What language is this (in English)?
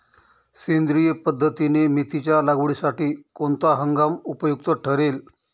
Marathi